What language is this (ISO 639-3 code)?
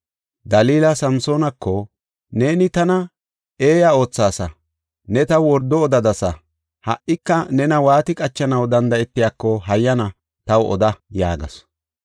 gof